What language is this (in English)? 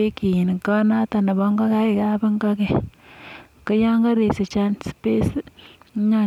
Kalenjin